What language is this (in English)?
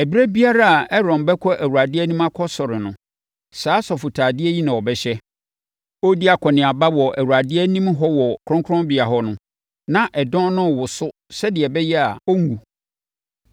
Akan